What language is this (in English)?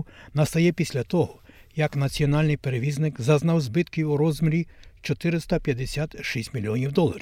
Ukrainian